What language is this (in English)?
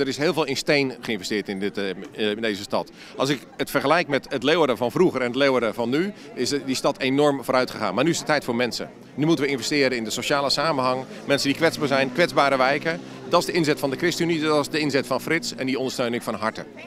Dutch